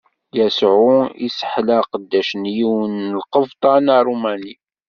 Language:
Kabyle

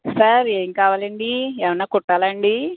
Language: Telugu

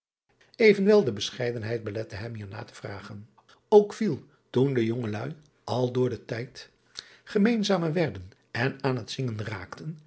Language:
Dutch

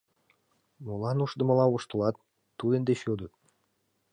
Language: Mari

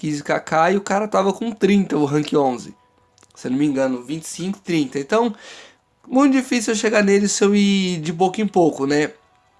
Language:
Portuguese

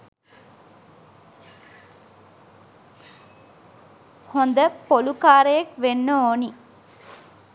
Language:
Sinhala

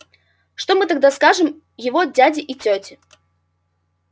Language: Russian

